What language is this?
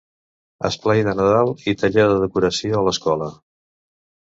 Catalan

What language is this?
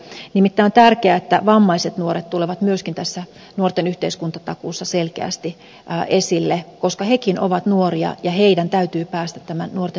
Finnish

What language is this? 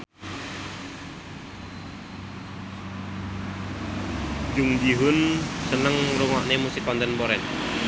Javanese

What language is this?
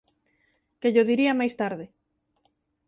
Galician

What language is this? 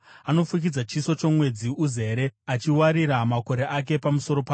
Shona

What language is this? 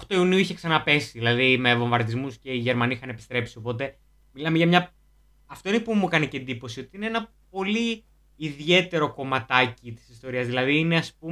Greek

